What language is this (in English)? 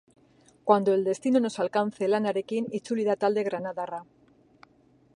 Basque